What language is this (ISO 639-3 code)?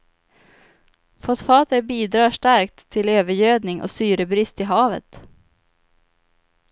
swe